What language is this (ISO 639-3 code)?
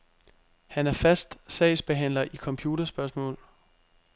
dan